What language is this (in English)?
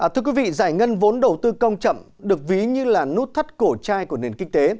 Vietnamese